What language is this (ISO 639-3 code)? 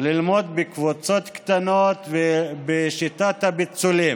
heb